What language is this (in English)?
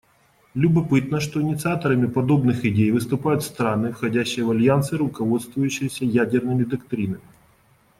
Russian